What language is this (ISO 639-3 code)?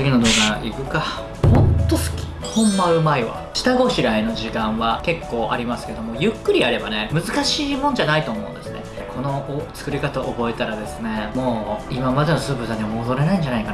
jpn